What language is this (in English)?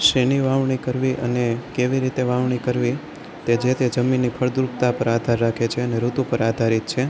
Gujarati